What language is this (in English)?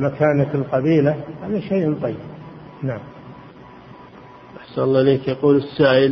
Arabic